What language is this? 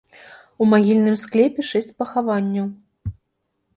Belarusian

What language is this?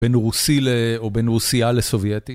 Hebrew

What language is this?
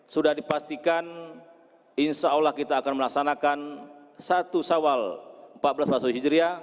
Indonesian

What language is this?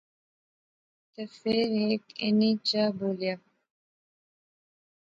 Pahari-Potwari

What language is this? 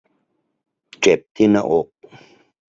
Thai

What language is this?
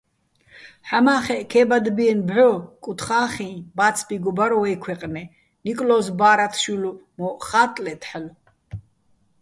Bats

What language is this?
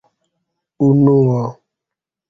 Esperanto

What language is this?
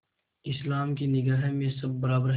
Hindi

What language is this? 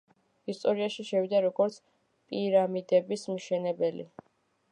Georgian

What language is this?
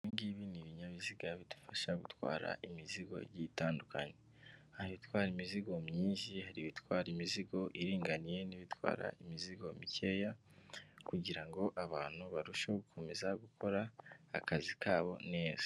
Kinyarwanda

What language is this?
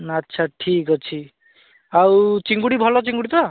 Odia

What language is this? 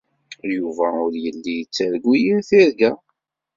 Kabyle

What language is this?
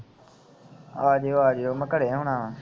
Punjabi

